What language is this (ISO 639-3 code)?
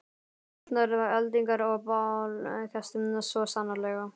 isl